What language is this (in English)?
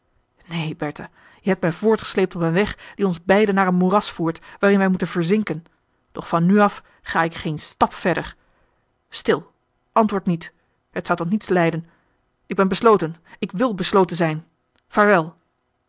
Dutch